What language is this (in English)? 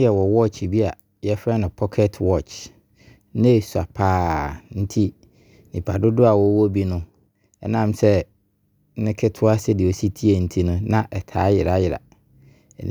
Abron